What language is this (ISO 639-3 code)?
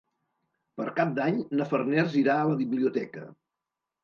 cat